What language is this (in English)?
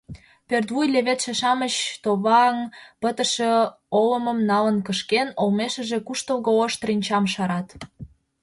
Mari